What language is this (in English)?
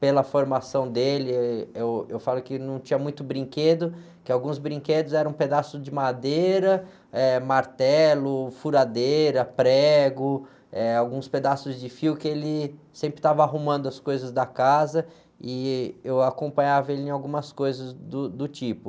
Portuguese